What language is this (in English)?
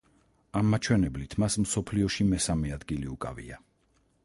Georgian